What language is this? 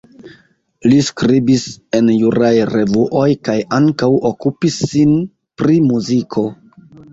Esperanto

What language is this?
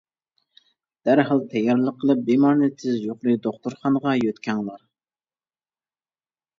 Uyghur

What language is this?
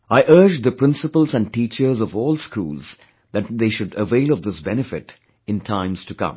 English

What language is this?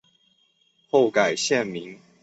Chinese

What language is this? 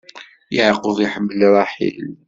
Kabyle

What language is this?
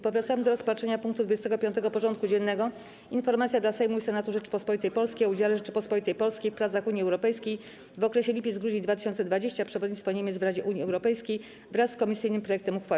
Polish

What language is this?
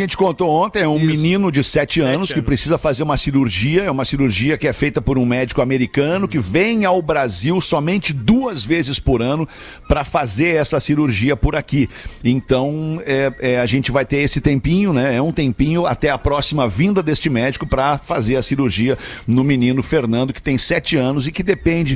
Portuguese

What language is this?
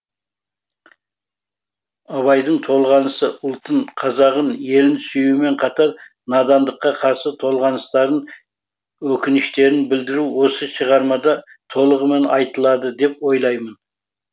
Kazakh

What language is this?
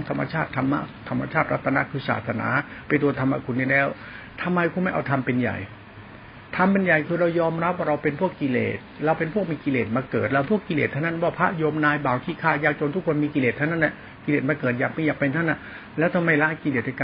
Thai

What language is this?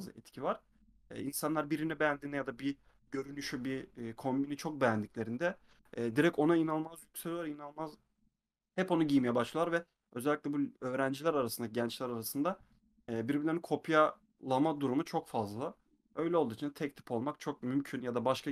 Turkish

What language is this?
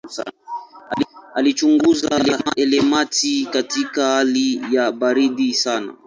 Swahili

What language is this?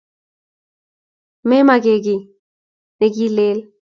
Kalenjin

